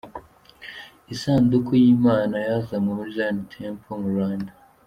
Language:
Kinyarwanda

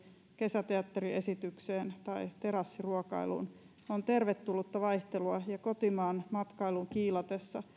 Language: Finnish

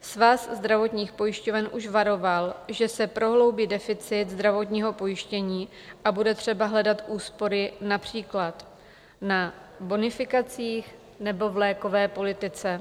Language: Czech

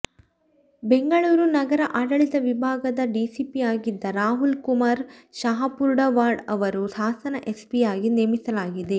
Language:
Kannada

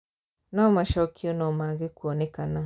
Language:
Kikuyu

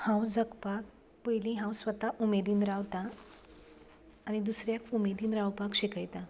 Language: Konkani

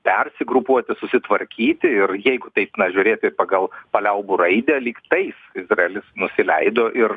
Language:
Lithuanian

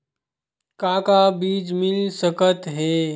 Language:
Chhattisgarhi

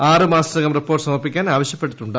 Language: Malayalam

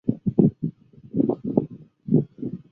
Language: Chinese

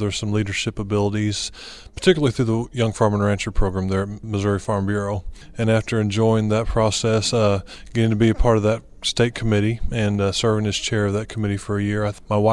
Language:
English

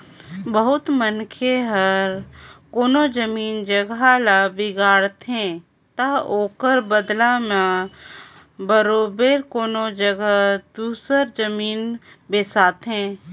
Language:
Chhattisgarhi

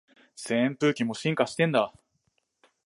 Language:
Japanese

